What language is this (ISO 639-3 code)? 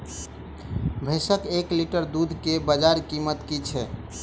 mai